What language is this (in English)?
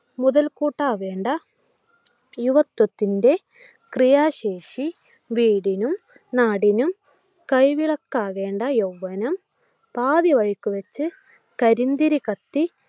Malayalam